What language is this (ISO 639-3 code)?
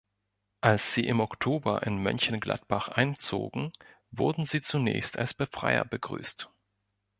deu